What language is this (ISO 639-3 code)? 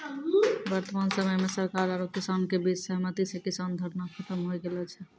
mai